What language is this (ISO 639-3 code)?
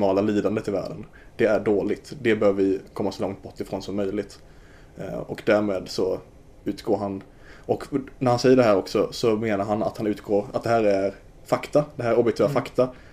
swe